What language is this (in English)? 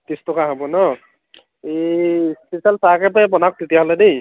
Assamese